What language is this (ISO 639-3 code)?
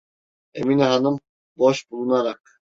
tur